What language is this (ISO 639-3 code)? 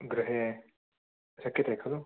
san